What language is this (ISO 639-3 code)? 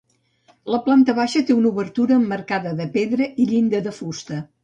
cat